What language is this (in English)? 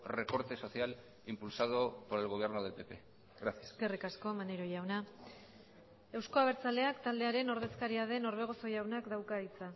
Basque